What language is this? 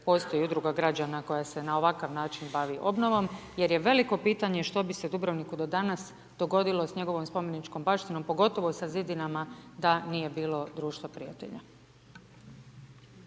Croatian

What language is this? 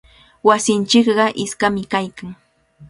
Cajatambo North Lima Quechua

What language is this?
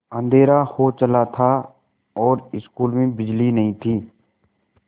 Hindi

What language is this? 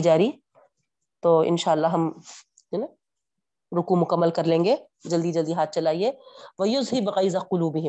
Urdu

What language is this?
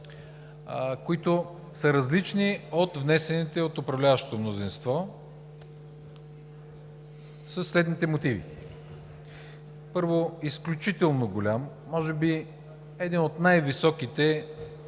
Bulgarian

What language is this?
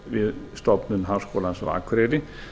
Icelandic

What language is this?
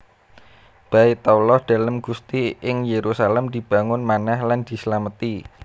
Javanese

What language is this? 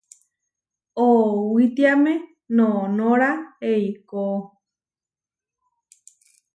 Huarijio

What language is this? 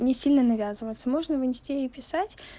Russian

